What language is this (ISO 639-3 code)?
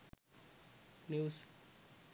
sin